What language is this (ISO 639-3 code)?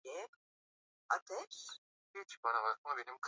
swa